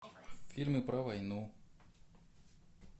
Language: Russian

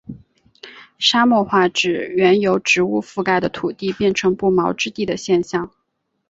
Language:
Chinese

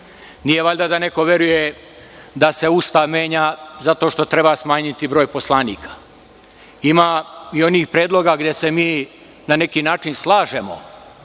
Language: Serbian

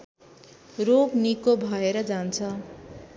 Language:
Nepali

